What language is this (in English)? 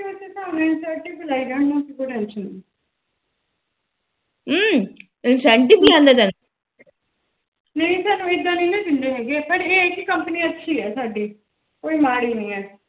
Punjabi